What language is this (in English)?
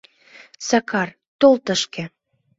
Mari